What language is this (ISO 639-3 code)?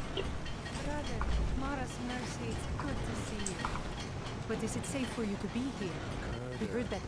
por